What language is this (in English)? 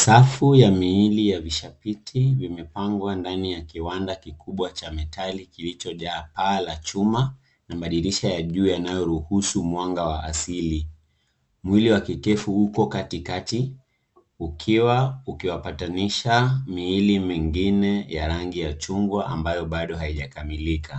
Swahili